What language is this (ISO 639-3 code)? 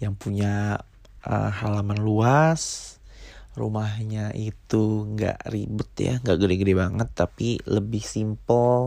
ind